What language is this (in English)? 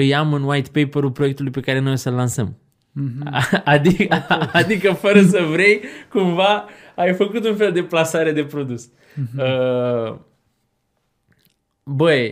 Romanian